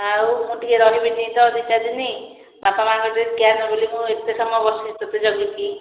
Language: Odia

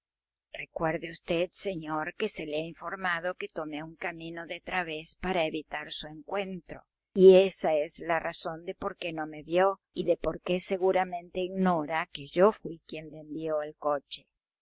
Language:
Spanish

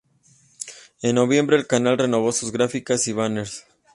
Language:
Spanish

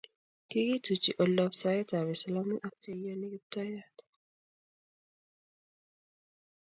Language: Kalenjin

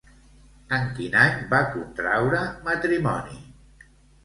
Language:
Catalan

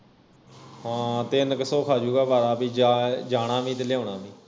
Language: Punjabi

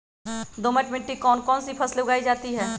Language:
Magahi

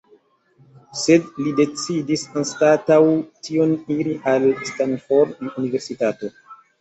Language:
Esperanto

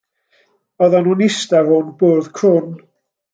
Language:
Welsh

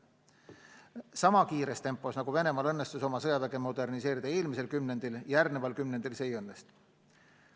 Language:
Estonian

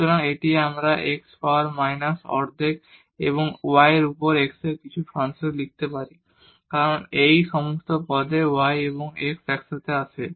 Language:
Bangla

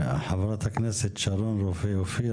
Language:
Hebrew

